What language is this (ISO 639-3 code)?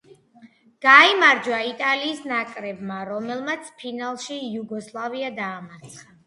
kat